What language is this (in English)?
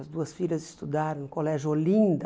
Portuguese